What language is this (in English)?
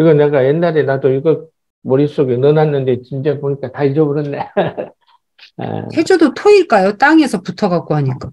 Korean